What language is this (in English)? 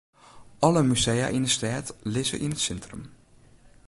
Western Frisian